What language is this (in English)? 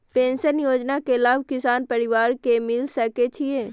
Maithili